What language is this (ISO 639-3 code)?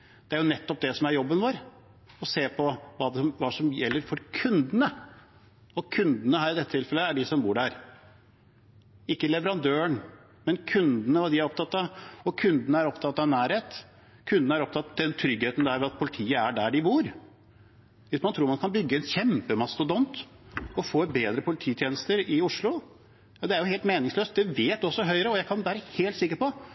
nob